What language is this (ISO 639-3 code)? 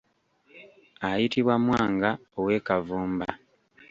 lug